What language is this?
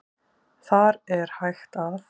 Icelandic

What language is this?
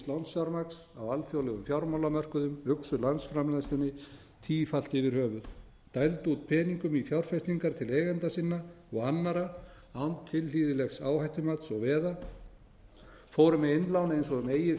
Icelandic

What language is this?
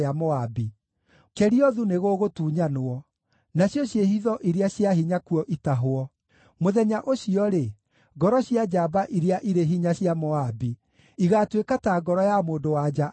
Kikuyu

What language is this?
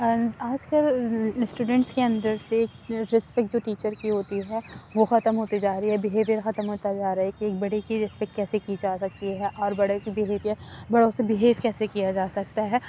Urdu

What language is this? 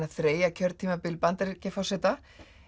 Icelandic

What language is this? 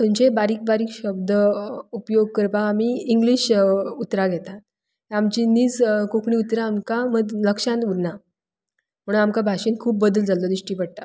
Konkani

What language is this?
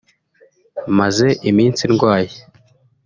Kinyarwanda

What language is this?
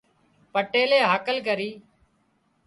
Wadiyara Koli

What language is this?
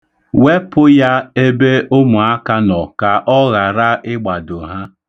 Igbo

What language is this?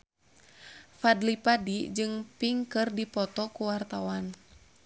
Sundanese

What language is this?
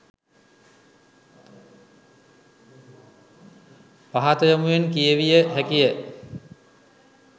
Sinhala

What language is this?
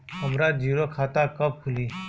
Bhojpuri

